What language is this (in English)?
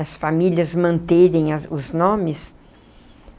Portuguese